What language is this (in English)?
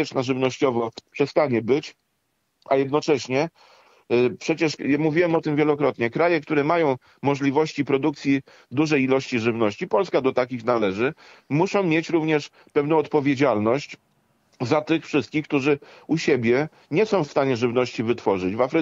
Polish